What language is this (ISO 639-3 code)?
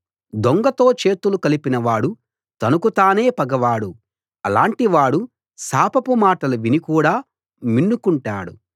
tel